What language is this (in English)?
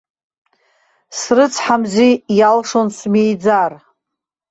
Abkhazian